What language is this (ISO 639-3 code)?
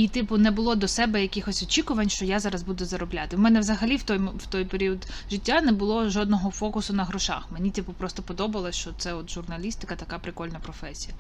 ukr